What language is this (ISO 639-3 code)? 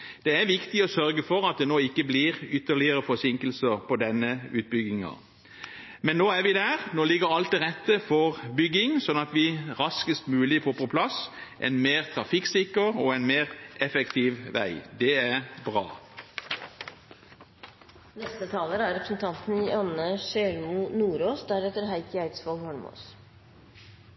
nob